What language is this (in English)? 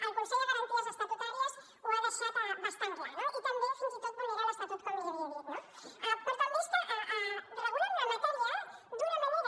Catalan